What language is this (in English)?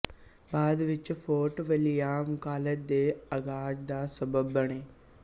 Punjabi